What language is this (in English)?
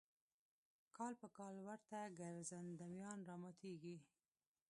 Pashto